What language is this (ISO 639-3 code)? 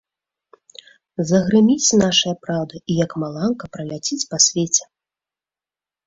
bel